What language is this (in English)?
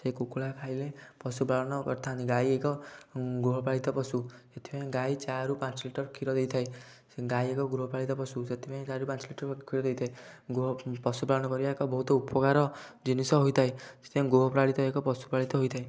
Odia